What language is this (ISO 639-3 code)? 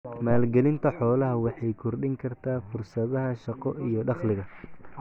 som